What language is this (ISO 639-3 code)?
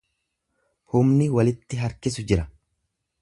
orm